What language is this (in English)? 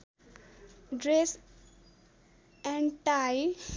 Nepali